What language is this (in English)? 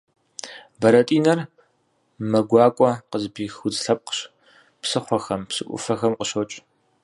Kabardian